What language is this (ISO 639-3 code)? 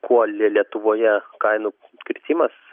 lit